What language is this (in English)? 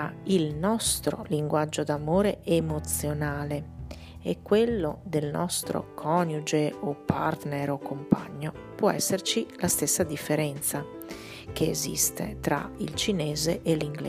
Italian